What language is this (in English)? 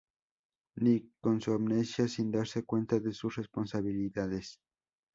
Spanish